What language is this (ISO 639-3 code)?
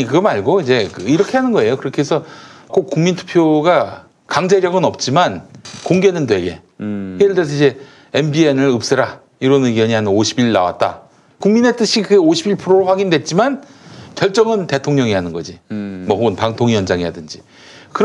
kor